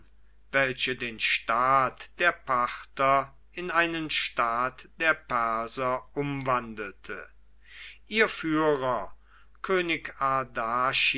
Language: German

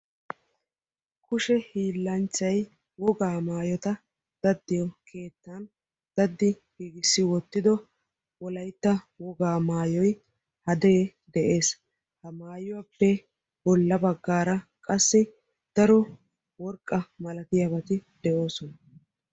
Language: Wolaytta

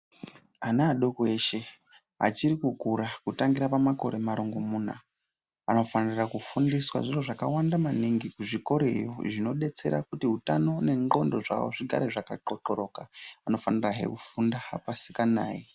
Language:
Ndau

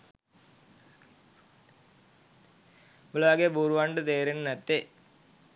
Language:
Sinhala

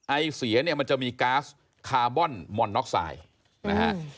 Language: Thai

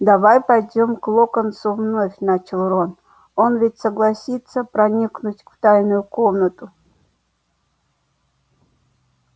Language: Russian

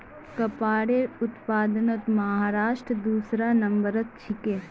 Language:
Magahi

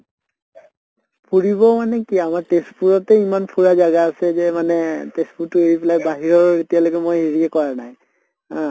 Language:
Assamese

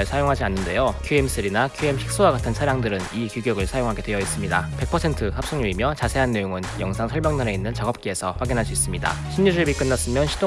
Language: Korean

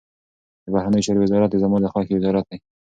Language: Pashto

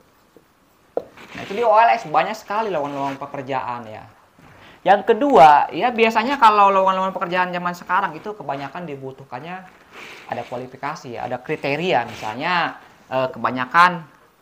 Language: Indonesian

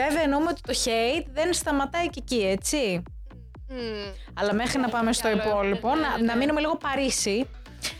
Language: Greek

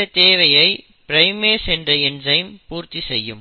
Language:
Tamil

